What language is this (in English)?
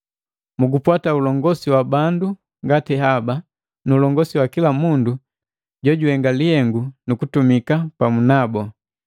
Matengo